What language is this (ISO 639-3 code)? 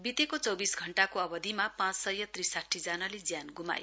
nep